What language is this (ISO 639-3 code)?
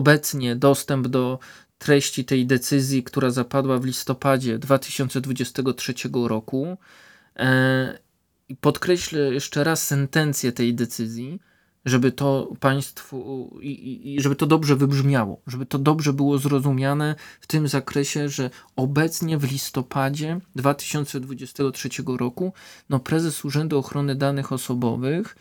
pol